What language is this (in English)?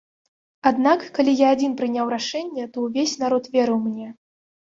Belarusian